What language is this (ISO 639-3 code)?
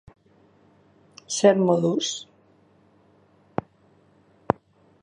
eus